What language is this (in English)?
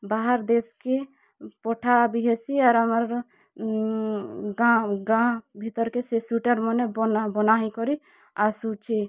Odia